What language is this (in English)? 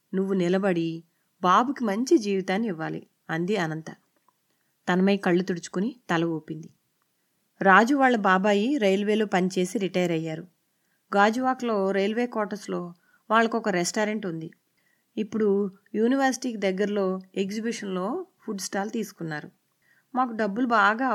Telugu